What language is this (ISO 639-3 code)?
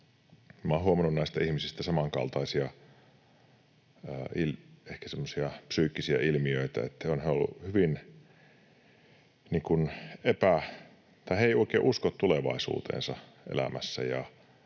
fin